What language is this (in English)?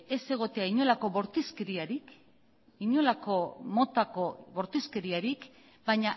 Basque